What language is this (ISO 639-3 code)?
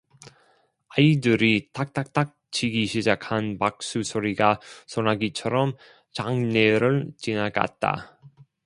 kor